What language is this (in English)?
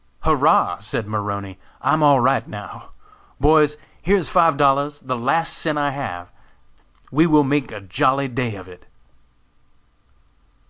English